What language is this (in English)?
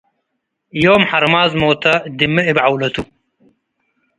Tigre